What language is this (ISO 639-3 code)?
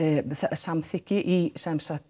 isl